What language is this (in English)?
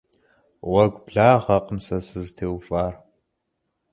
Kabardian